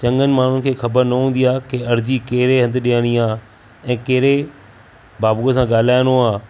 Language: Sindhi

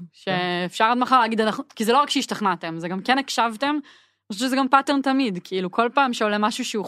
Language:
Hebrew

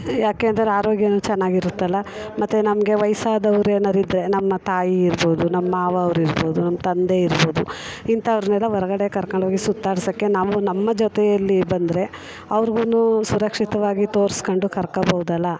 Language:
Kannada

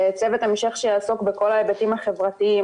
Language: Hebrew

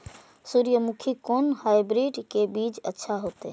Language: Maithili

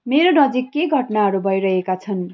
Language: Nepali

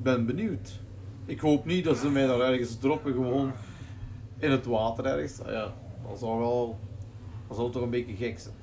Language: Dutch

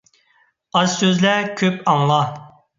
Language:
Uyghur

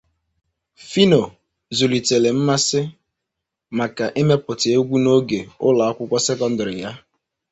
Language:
Igbo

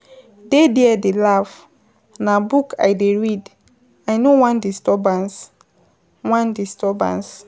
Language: Nigerian Pidgin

